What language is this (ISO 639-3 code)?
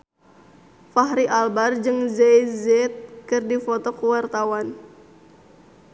sun